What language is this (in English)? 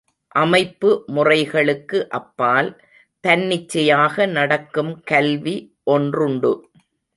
Tamil